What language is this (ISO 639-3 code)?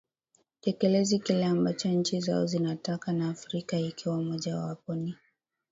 swa